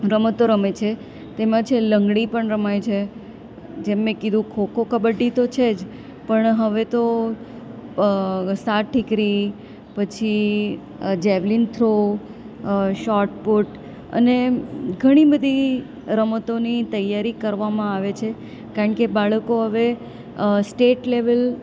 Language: Gujarati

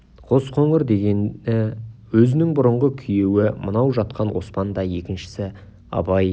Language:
Kazakh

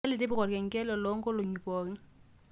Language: Masai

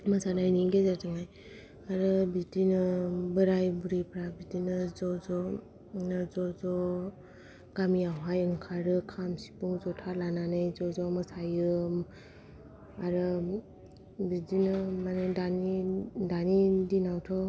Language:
Bodo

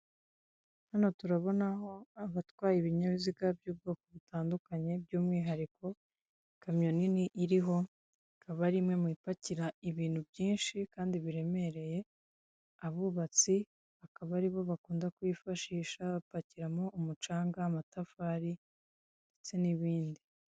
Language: Kinyarwanda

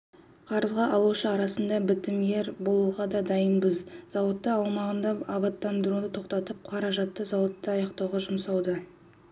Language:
Kazakh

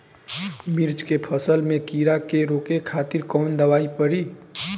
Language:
Bhojpuri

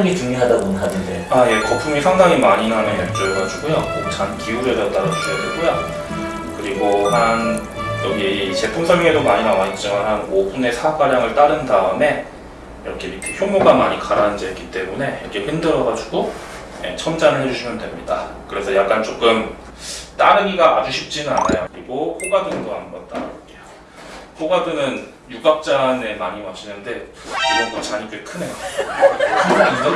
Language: Korean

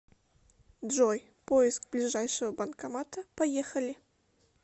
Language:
Russian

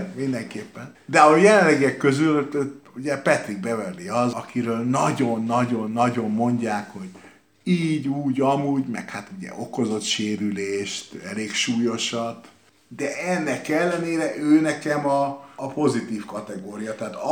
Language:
Hungarian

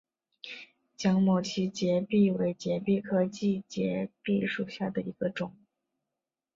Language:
Chinese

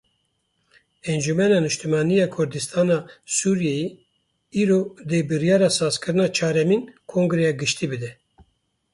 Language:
Kurdish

